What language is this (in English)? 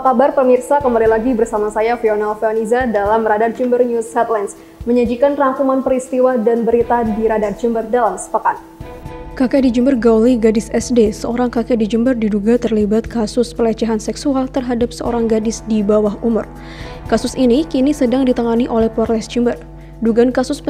Indonesian